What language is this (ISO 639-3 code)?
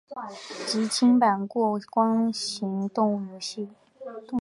zho